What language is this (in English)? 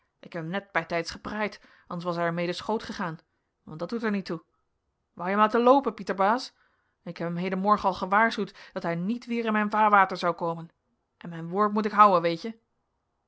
Dutch